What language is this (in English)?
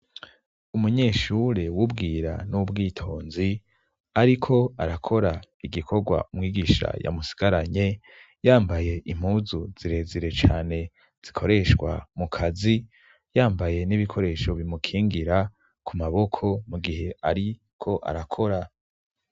Rundi